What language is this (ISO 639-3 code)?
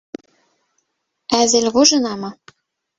bak